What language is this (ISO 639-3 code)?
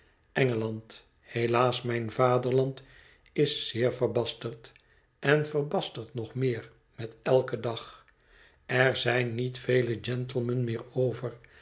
nld